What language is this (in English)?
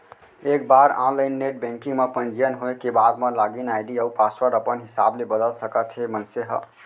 Chhattisgarhi